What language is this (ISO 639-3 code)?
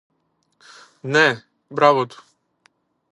ell